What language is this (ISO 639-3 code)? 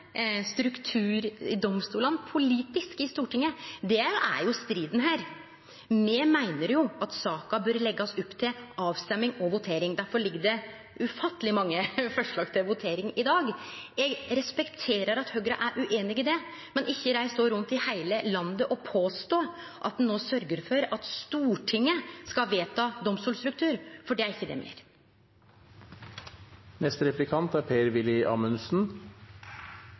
nor